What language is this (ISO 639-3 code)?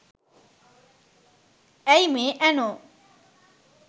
sin